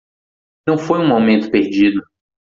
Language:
Portuguese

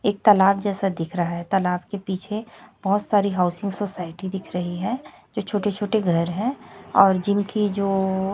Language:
Hindi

